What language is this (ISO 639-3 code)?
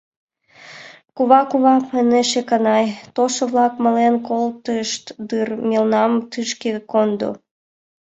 chm